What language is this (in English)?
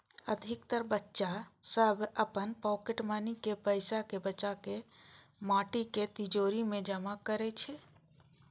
Maithili